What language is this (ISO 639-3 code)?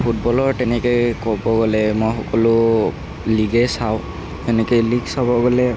asm